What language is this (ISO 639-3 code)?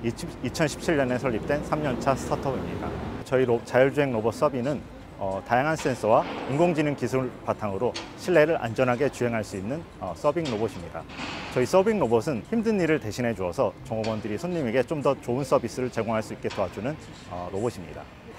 kor